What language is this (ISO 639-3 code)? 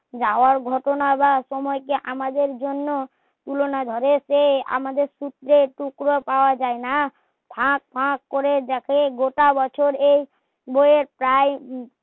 ben